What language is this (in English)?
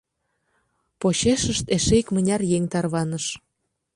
Mari